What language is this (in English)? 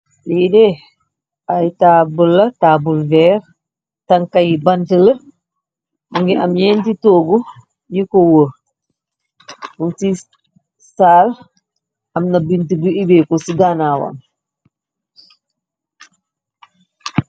Wolof